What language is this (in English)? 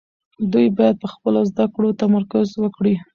Pashto